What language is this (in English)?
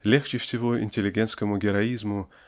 Russian